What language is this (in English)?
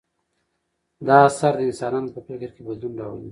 Pashto